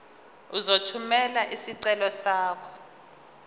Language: Zulu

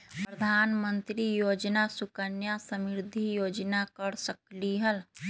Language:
Magahi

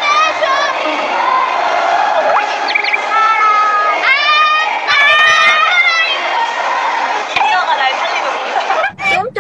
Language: Vietnamese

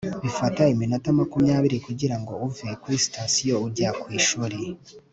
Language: Kinyarwanda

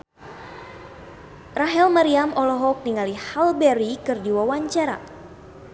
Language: Sundanese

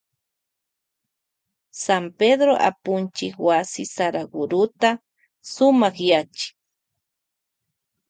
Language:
Loja Highland Quichua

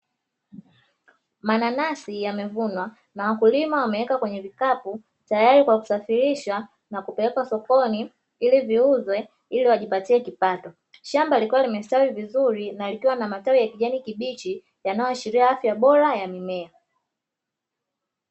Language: Swahili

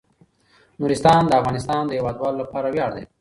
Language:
Pashto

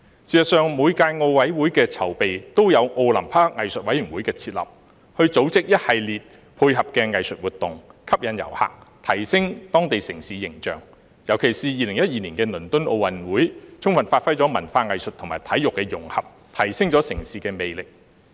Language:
Cantonese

